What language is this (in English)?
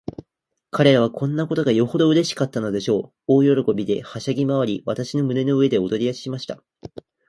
Japanese